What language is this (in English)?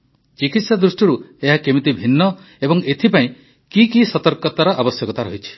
Odia